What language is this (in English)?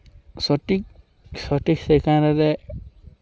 Santali